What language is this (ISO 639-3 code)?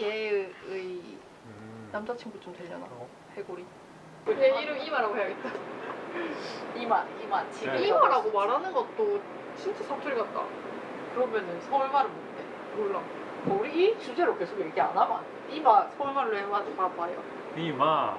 kor